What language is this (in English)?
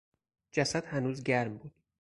Persian